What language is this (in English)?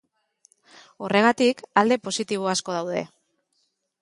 Basque